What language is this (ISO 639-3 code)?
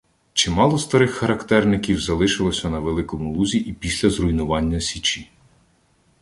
ukr